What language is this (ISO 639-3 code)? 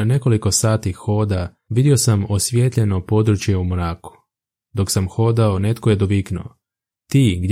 hrv